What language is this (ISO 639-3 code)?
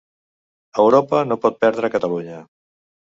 cat